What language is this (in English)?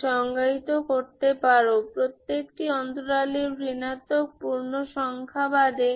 Bangla